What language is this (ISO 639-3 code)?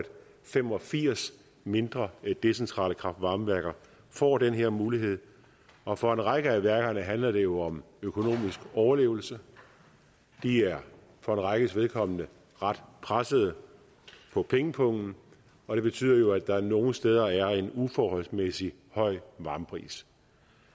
dan